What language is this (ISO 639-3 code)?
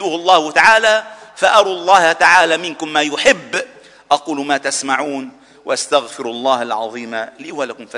ara